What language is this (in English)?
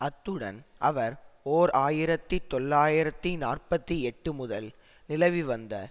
Tamil